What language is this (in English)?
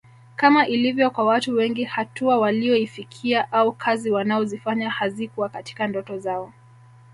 Swahili